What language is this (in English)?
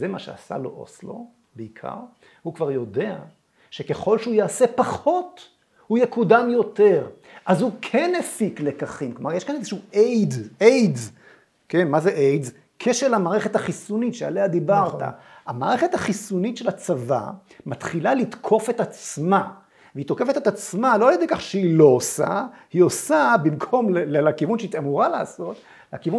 Hebrew